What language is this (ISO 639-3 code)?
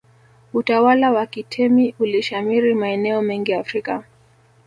swa